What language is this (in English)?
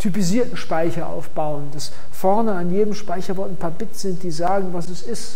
German